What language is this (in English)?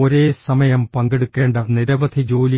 Malayalam